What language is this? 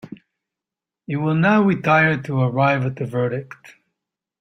English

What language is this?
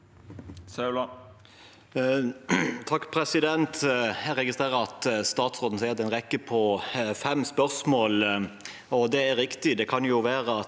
Norwegian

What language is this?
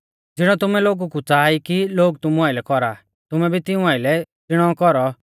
Mahasu Pahari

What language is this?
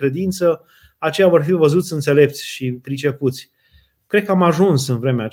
Romanian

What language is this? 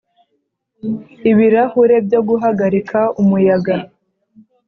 Kinyarwanda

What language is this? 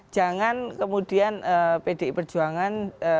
Indonesian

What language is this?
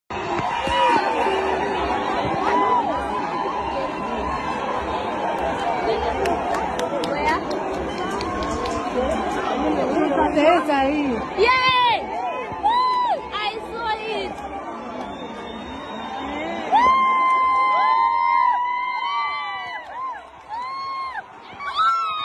Arabic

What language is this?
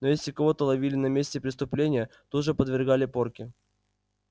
Russian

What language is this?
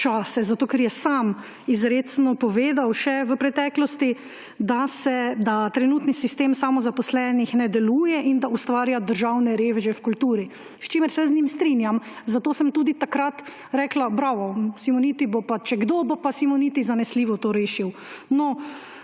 Slovenian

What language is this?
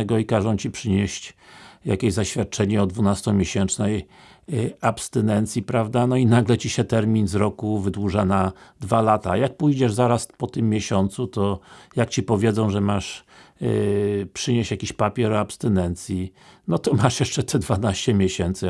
Polish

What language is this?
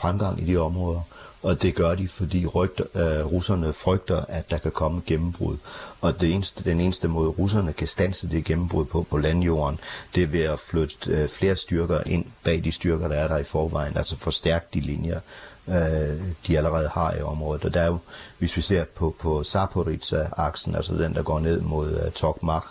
Danish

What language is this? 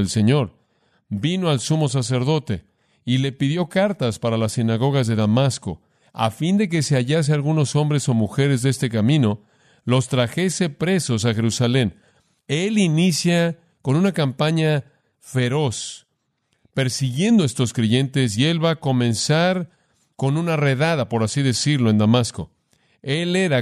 Spanish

